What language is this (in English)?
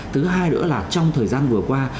Vietnamese